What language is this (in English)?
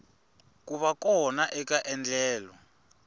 Tsonga